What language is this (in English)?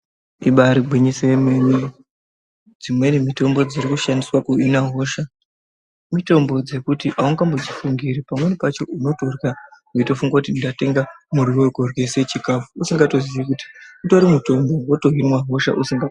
Ndau